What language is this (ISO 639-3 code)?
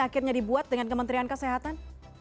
ind